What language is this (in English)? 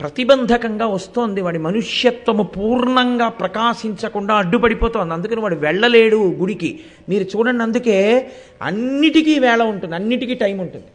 Telugu